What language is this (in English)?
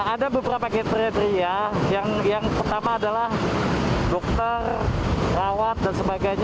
Indonesian